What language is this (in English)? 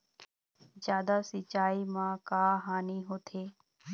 Chhattisgarhi